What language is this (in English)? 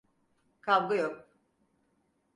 Turkish